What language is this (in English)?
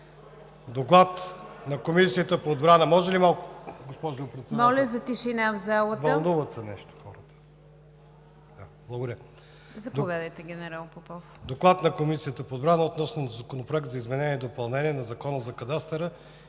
Bulgarian